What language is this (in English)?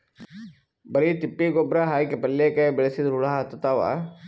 Kannada